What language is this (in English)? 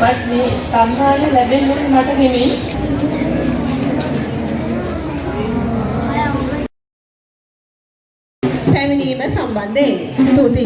Sinhala